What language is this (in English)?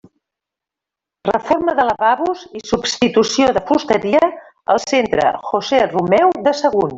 Catalan